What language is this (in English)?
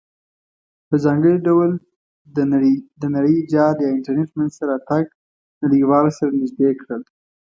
Pashto